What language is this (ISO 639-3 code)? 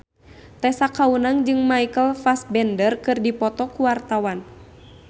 sun